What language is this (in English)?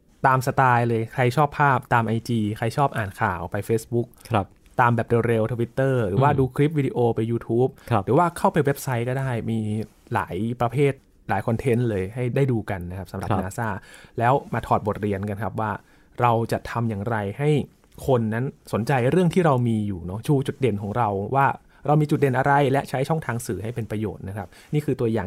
Thai